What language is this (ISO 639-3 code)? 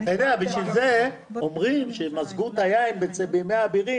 heb